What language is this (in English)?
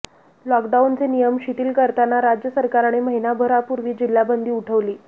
Marathi